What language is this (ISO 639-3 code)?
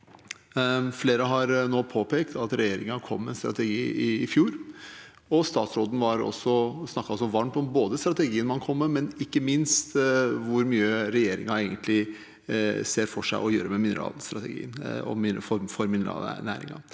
nor